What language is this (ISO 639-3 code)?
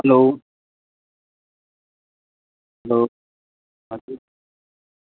nep